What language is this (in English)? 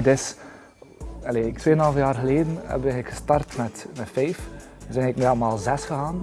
Dutch